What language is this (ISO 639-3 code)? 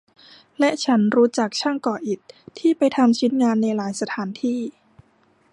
tha